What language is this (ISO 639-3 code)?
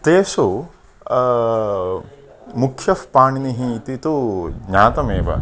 san